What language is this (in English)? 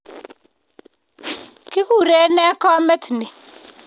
Kalenjin